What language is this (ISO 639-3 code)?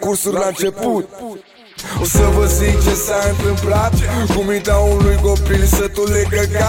ukr